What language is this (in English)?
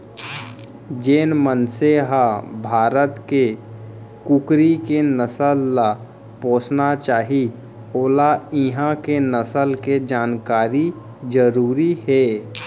Chhattisgarhi